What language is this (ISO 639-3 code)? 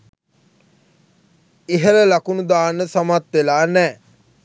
sin